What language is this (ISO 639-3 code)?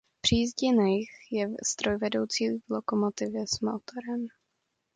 ces